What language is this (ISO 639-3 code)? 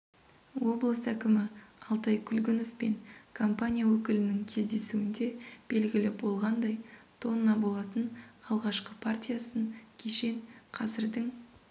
kaz